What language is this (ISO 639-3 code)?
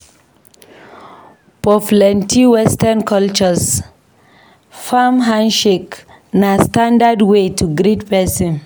pcm